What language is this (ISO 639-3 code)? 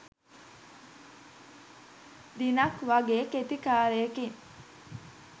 sin